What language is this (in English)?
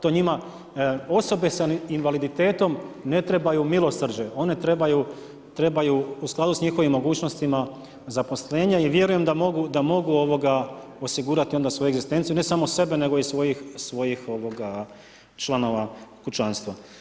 Croatian